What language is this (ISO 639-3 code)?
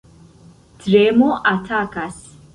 epo